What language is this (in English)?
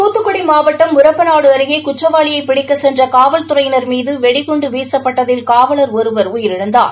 Tamil